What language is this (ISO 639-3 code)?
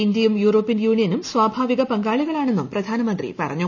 mal